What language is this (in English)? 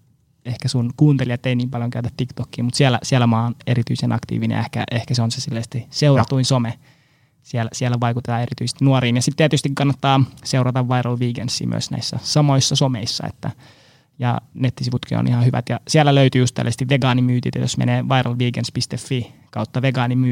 Finnish